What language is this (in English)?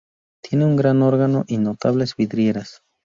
Spanish